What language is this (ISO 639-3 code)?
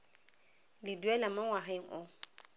tsn